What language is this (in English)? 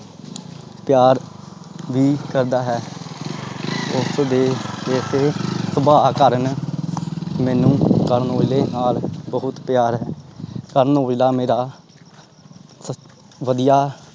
Punjabi